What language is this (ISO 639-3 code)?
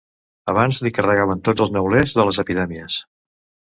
cat